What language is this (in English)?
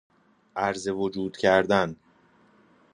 Persian